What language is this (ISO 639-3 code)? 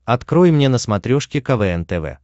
rus